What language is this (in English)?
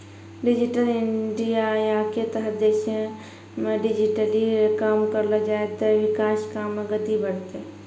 Maithili